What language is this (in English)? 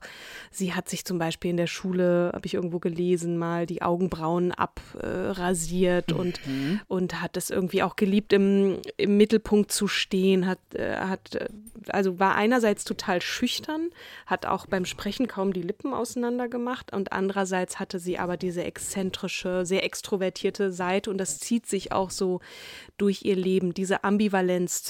German